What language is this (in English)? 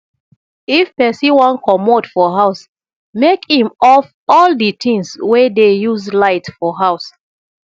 Nigerian Pidgin